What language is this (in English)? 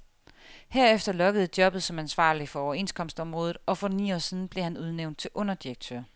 Danish